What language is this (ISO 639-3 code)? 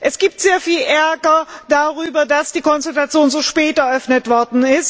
deu